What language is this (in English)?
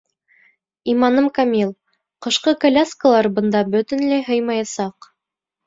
Bashkir